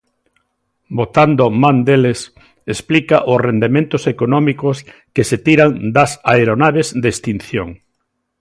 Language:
Galician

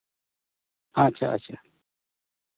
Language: Santali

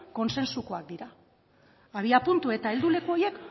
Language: Basque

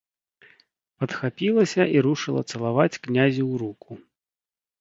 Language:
Belarusian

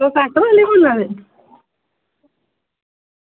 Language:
Dogri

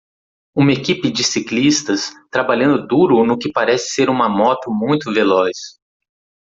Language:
Portuguese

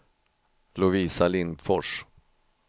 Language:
Swedish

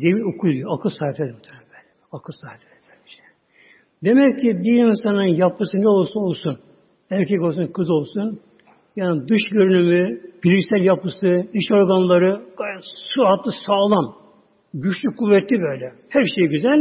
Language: Turkish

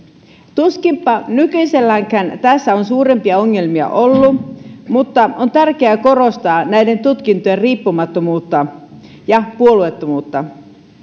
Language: Finnish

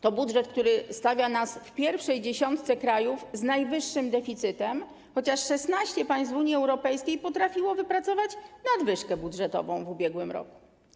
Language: Polish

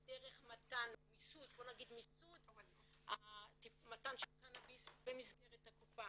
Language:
Hebrew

